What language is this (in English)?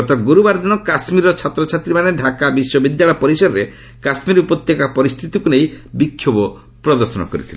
Odia